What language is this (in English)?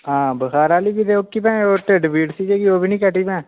Dogri